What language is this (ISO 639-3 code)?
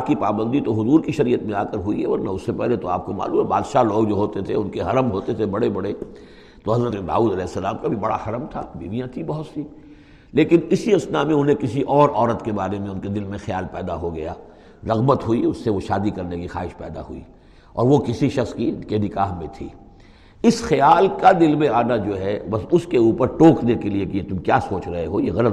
urd